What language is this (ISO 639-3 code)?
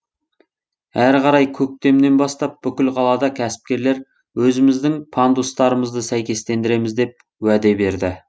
kaz